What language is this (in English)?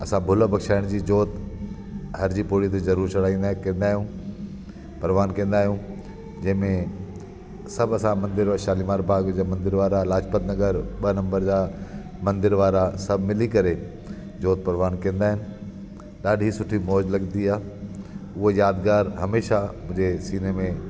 Sindhi